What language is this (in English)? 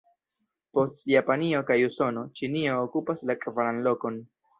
Esperanto